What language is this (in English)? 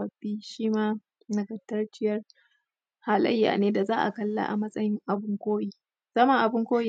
Hausa